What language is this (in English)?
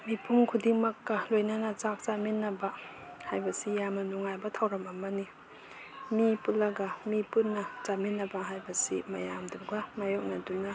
Manipuri